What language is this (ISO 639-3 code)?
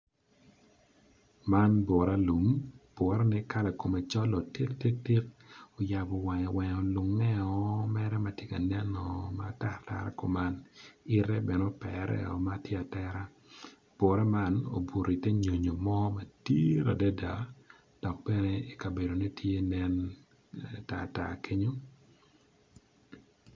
ach